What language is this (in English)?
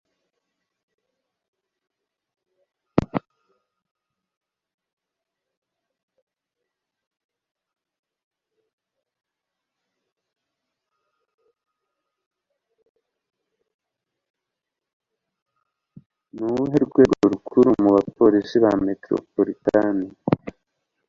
Kinyarwanda